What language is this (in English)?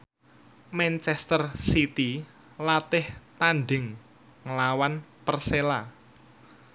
Javanese